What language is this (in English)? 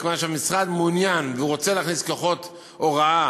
Hebrew